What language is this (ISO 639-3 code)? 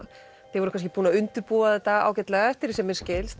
isl